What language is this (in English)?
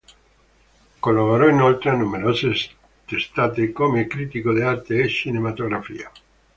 Italian